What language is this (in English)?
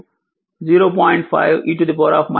Telugu